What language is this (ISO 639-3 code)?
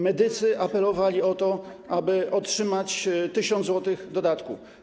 pol